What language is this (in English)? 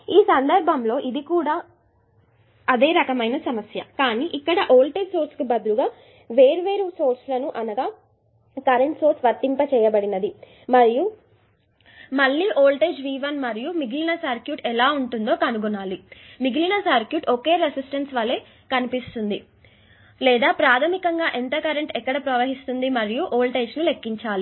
Telugu